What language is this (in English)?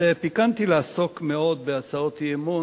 Hebrew